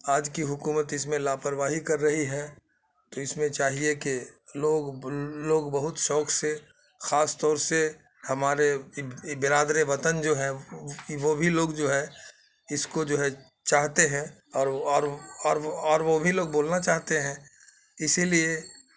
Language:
Urdu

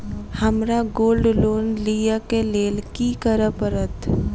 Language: Maithili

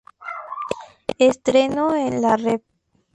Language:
Spanish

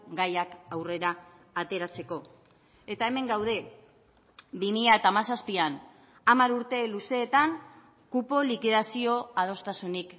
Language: Basque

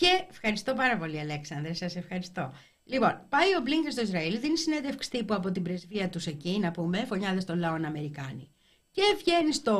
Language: Greek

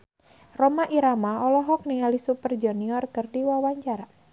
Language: Sundanese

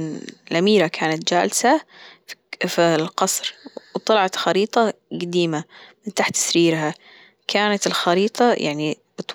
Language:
Gulf Arabic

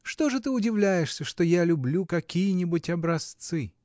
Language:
Russian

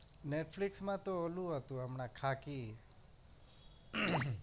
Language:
Gujarati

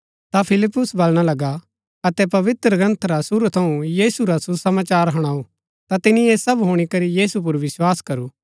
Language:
Gaddi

